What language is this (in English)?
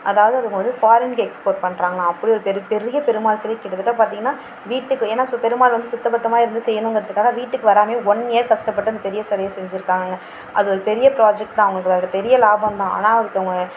Tamil